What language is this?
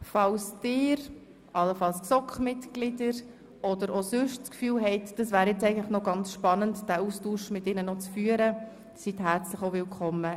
Swiss German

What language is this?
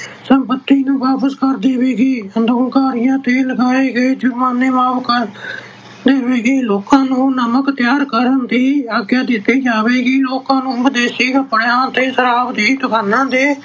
Punjabi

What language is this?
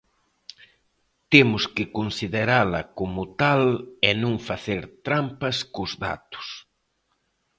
Galician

